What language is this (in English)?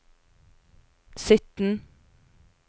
Norwegian